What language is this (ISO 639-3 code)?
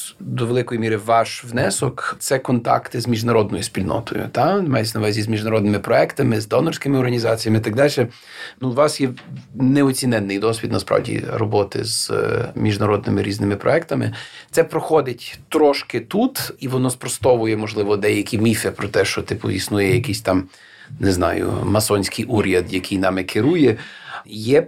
ukr